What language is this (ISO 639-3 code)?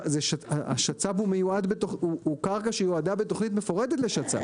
heb